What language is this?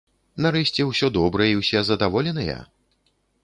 Belarusian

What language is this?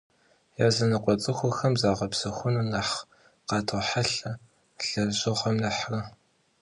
Kabardian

